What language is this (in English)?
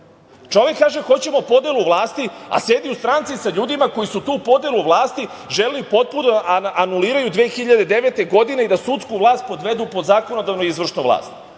Serbian